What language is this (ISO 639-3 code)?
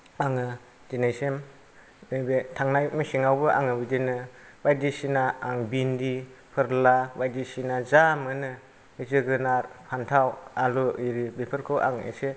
brx